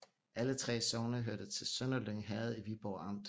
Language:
Danish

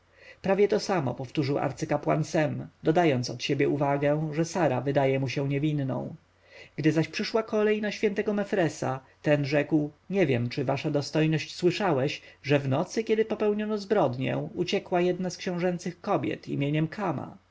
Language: Polish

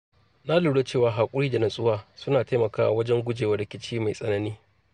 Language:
Hausa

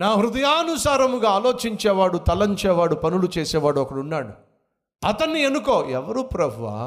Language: Telugu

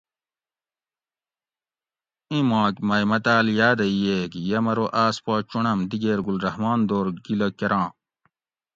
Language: Gawri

